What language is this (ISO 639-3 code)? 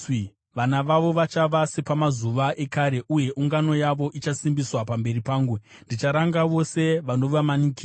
sna